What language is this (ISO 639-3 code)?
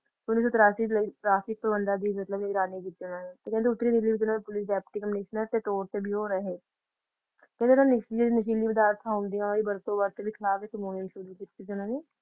pan